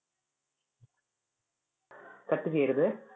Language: Malayalam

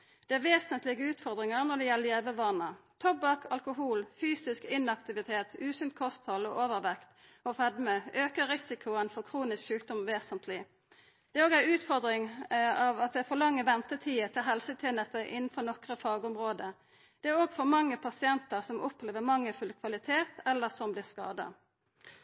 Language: Norwegian Nynorsk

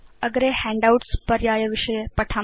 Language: Sanskrit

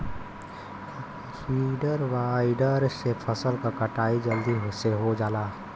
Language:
Bhojpuri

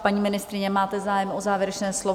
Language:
Czech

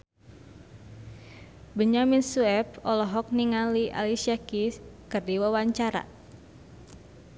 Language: Sundanese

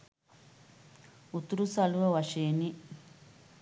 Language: Sinhala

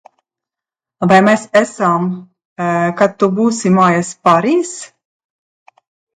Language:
Latvian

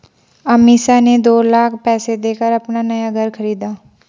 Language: Hindi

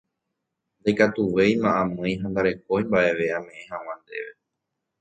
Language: Guarani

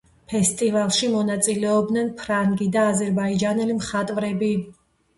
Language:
Georgian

